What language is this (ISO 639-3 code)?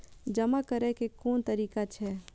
mai